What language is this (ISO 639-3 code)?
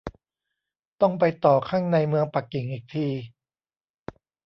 tha